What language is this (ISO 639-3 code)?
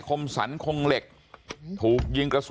tha